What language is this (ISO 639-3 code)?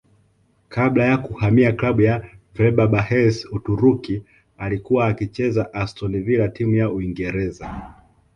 swa